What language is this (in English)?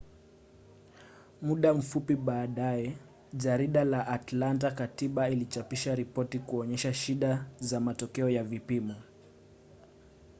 Swahili